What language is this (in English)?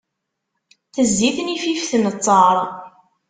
Kabyle